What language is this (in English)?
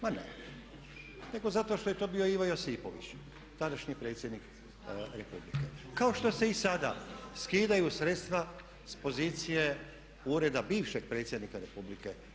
Croatian